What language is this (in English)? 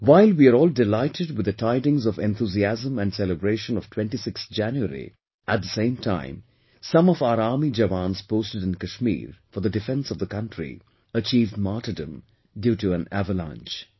English